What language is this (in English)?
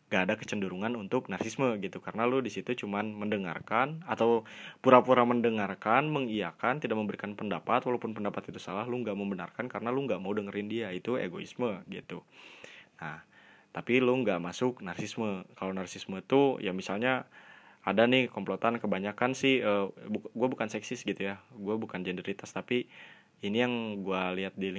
Indonesian